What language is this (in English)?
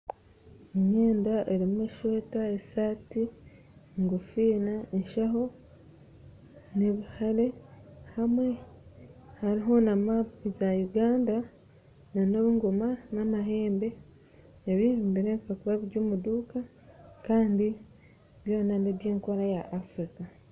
Nyankole